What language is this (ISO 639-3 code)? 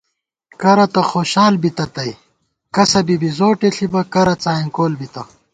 gwt